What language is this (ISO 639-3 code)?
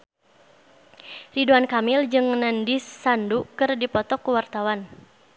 sun